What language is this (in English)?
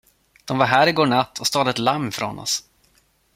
Swedish